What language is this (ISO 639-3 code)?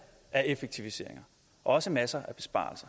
dan